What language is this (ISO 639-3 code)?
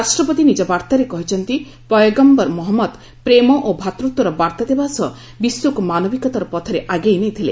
ori